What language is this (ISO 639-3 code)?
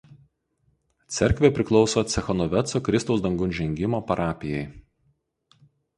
lit